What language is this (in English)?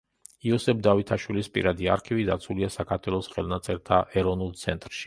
Georgian